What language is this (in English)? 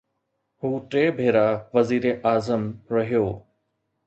Sindhi